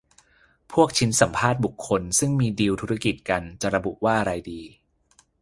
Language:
Thai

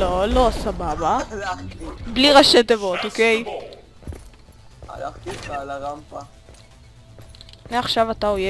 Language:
Hebrew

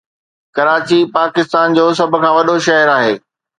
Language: Sindhi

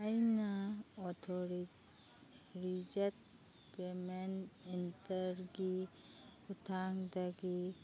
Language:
Manipuri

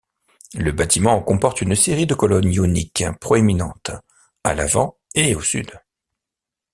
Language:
French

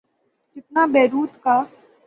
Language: Urdu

